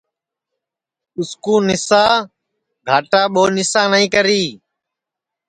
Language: Sansi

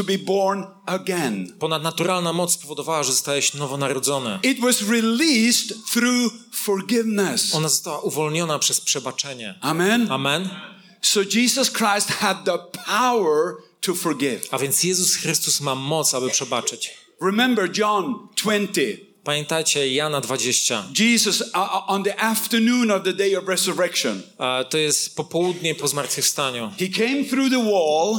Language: Polish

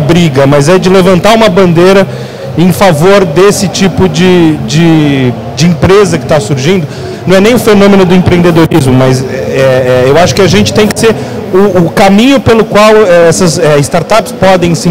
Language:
Portuguese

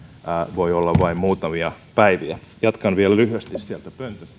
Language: Finnish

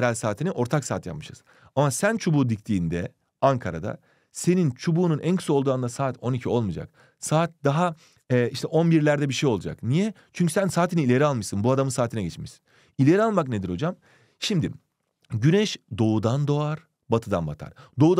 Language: Turkish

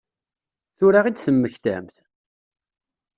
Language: Kabyle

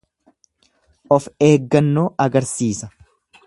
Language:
Oromo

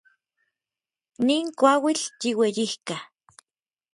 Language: Orizaba Nahuatl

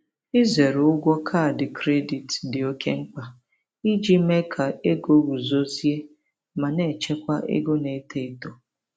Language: Igbo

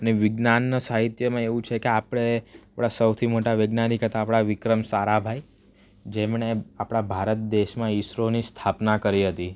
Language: Gujarati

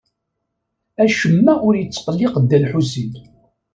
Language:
Kabyle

